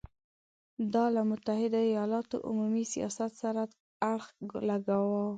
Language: Pashto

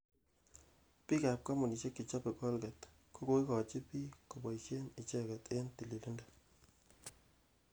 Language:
Kalenjin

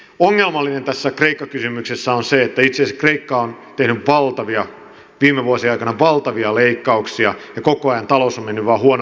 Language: Finnish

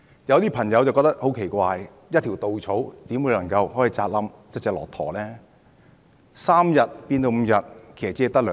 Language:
Cantonese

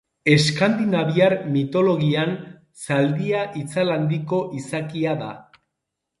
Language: Basque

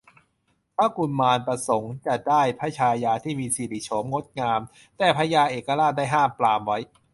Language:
Thai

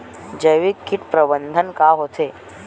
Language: Chhattisgarhi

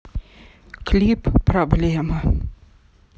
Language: Russian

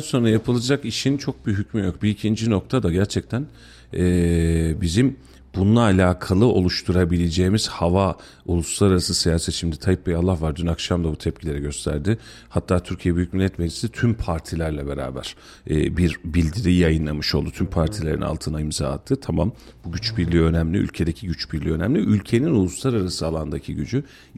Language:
Turkish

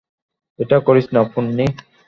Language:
Bangla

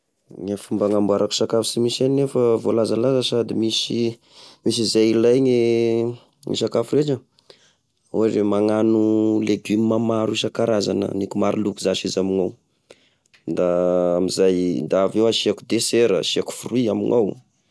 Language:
Tesaka Malagasy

